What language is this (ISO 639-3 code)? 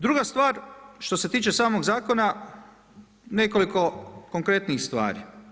hrv